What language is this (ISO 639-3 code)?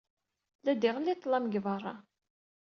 kab